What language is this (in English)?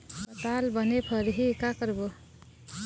Chhattisgarhi